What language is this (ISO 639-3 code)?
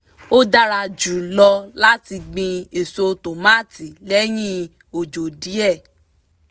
yor